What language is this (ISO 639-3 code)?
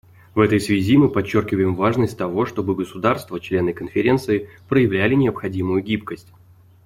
rus